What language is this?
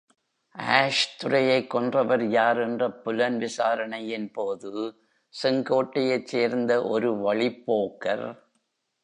Tamil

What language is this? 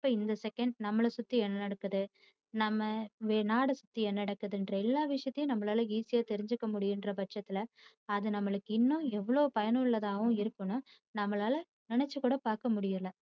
Tamil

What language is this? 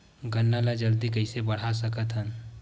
Chhattisgarhi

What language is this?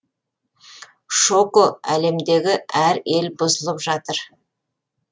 Kazakh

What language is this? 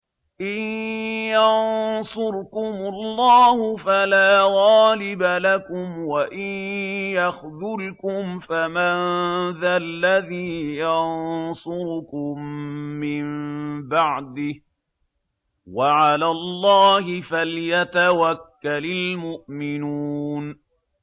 Arabic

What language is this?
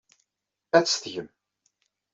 Kabyle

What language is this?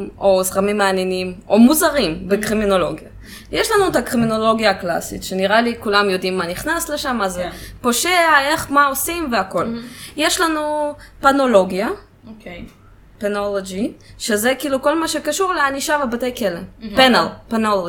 Hebrew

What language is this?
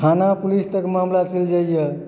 Maithili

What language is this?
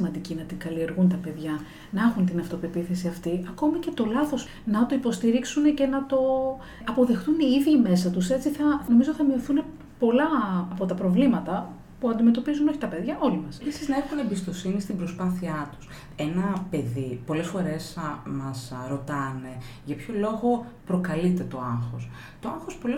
Greek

